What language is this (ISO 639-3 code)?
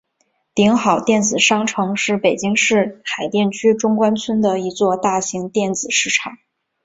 zho